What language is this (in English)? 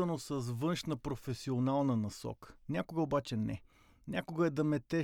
Bulgarian